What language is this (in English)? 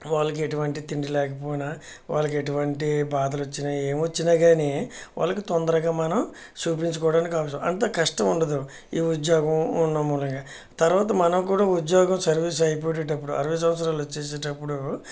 Telugu